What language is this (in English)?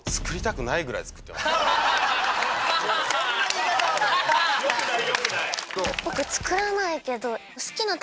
Japanese